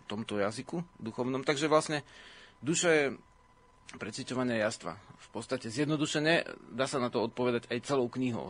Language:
Slovak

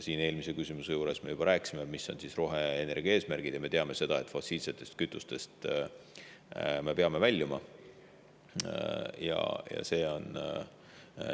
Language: Estonian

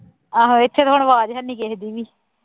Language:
Punjabi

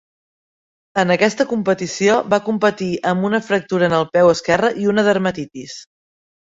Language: Catalan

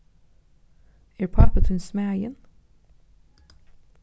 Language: Faroese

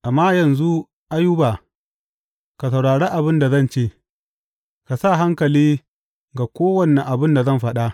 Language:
Hausa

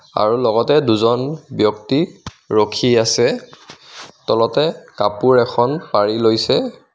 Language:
Assamese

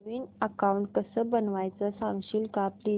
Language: Marathi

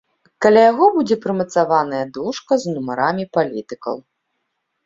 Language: Belarusian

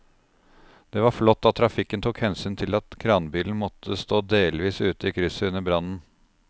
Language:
Norwegian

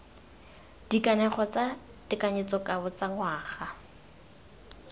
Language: Tswana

